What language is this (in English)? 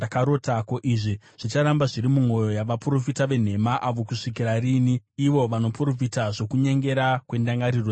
Shona